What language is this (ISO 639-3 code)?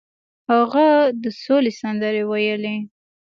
pus